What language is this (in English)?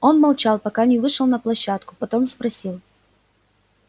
Russian